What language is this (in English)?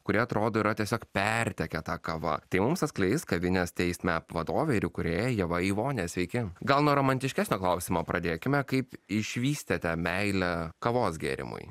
Lithuanian